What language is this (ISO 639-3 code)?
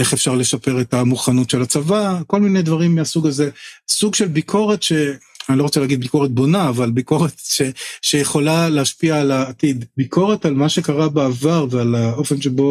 heb